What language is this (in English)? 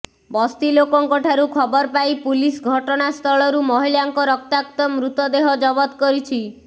Odia